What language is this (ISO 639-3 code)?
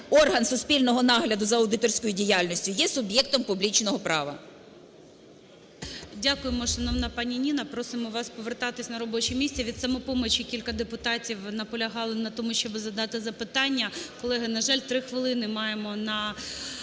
ukr